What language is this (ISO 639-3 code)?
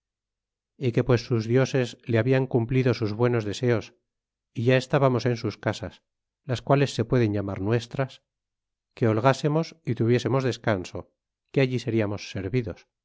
spa